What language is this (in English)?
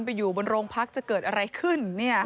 Thai